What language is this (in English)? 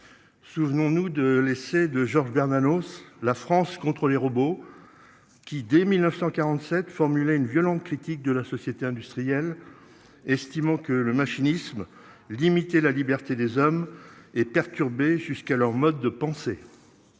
French